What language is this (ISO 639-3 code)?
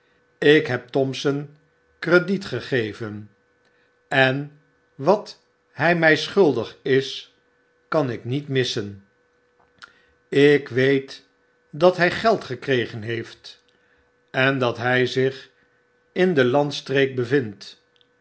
nld